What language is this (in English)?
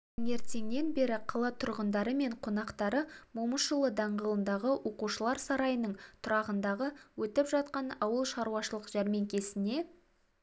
Kazakh